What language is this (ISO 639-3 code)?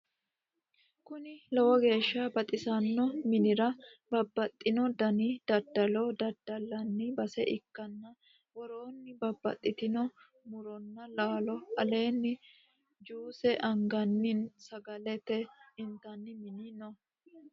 sid